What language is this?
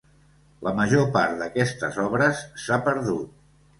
Catalan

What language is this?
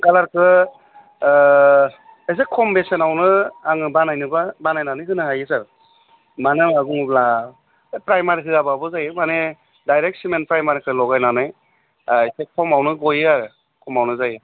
Bodo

